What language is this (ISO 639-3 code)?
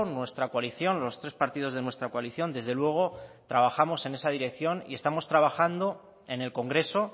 spa